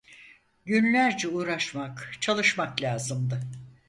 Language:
Turkish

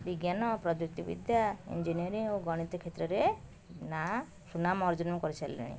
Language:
Odia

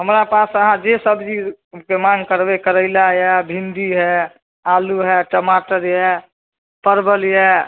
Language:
Maithili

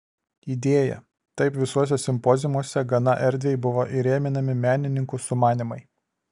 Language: Lithuanian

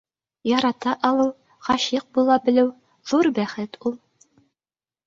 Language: Bashkir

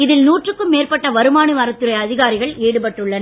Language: Tamil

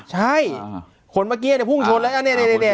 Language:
Thai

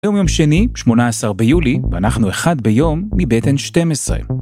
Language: Hebrew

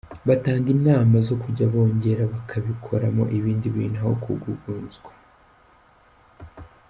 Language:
Kinyarwanda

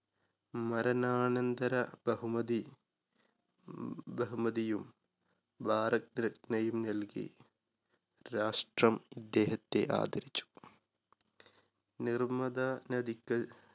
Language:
Malayalam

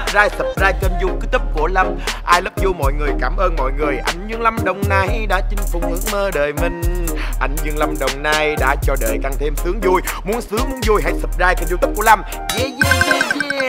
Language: Vietnamese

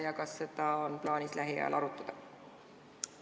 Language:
Estonian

